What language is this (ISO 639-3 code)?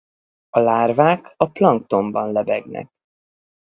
hun